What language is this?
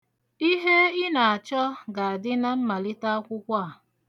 Igbo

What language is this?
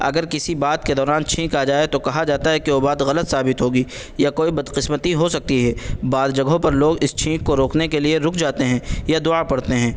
Urdu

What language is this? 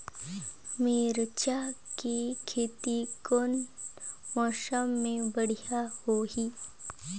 Chhattisgarhi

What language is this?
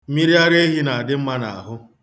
Igbo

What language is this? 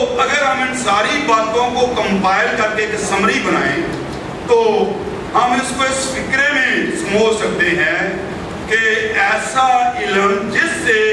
Hindi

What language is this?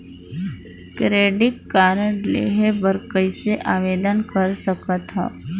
Chhattisgarhi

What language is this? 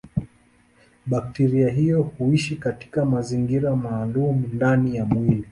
Swahili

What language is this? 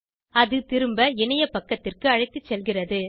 Tamil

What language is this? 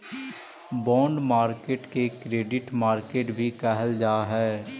Magahi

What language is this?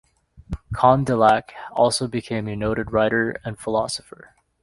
English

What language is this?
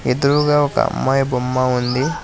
Telugu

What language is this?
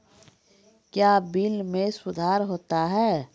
Maithili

